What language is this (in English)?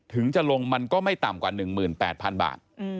Thai